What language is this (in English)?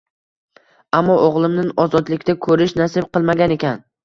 Uzbek